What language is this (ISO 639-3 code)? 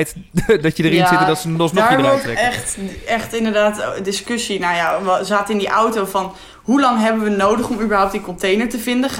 nld